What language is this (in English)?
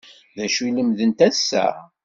Kabyle